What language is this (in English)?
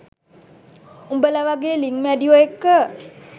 Sinhala